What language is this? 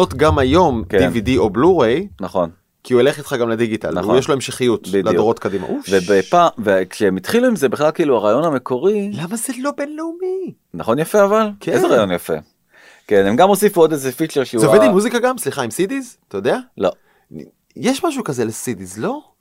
Hebrew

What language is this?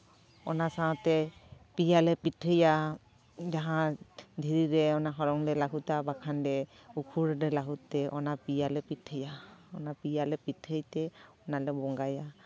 Santali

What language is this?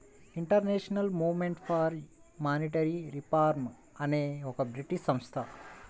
Telugu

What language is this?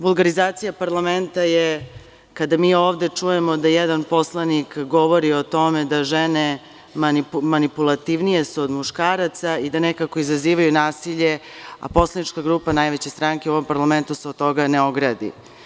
Serbian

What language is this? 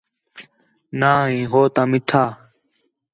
Khetrani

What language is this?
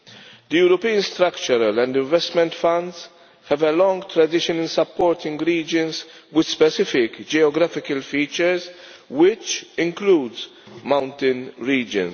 English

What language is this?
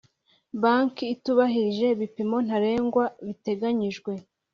Kinyarwanda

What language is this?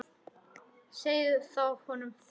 Icelandic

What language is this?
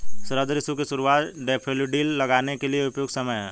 Hindi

